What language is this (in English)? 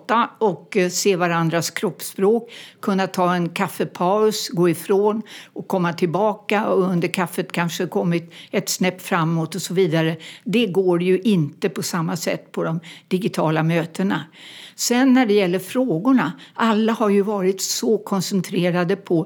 Swedish